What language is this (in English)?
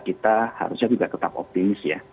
Indonesian